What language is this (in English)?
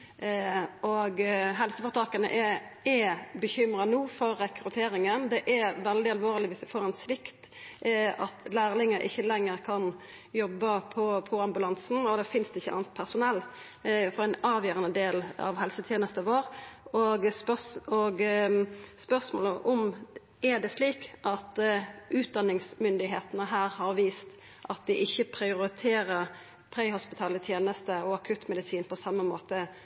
Norwegian Nynorsk